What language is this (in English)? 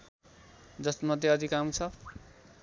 Nepali